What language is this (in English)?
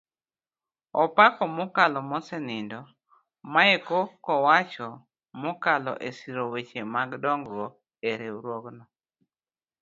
Luo (Kenya and Tanzania)